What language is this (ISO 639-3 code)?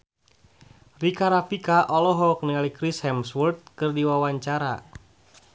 sun